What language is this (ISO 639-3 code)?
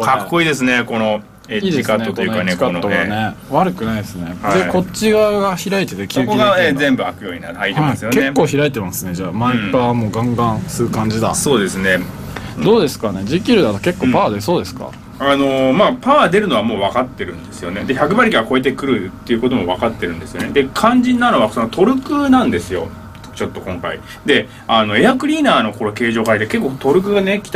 jpn